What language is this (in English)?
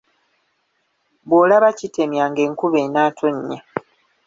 Ganda